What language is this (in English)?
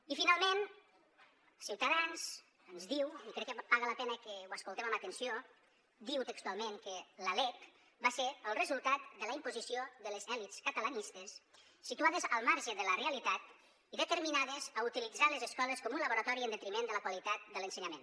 Catalan